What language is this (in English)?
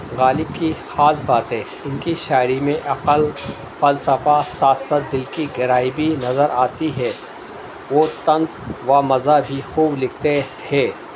Urdu